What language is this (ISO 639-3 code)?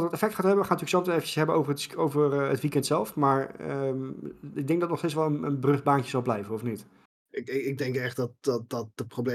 nld